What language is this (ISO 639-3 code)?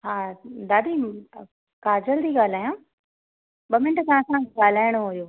snd